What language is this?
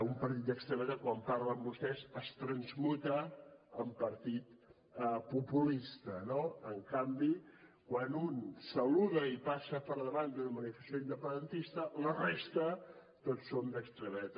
Catalan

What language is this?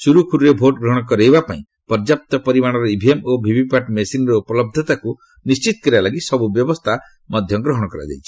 Odia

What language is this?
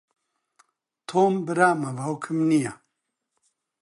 Central Kurdish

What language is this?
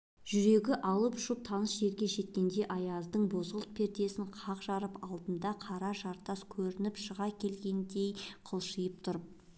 Kazakh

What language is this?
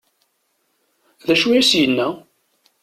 Kabyle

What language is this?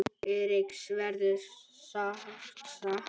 Icelandic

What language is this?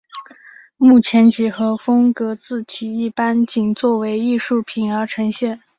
Chinese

